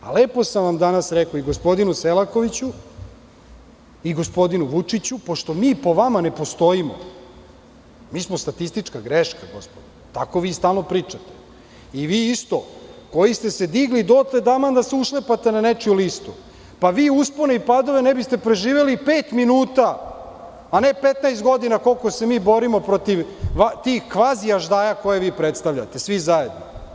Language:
Serbian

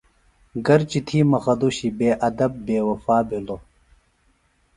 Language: Phalura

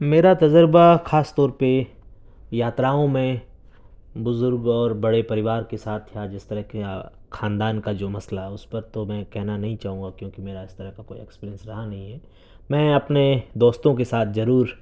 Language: Urdu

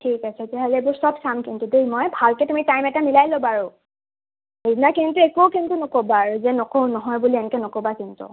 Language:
Assamese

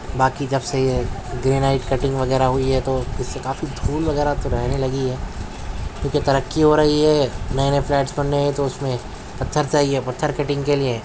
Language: Urdu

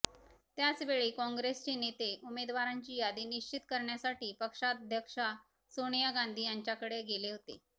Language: Marathi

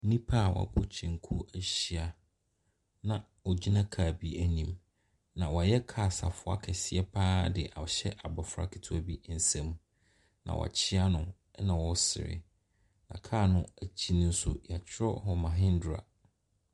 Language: Akan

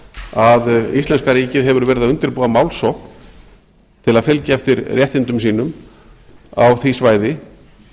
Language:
Icelandic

